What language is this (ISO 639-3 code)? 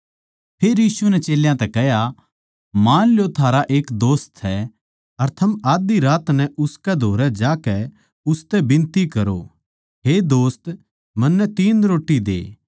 bgc